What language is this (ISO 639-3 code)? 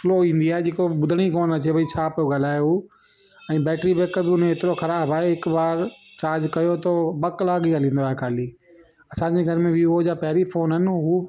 snd